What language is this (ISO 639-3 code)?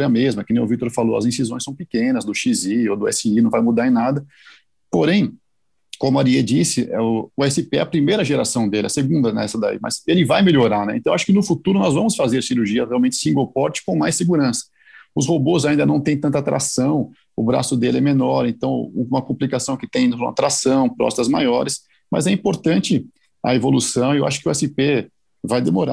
por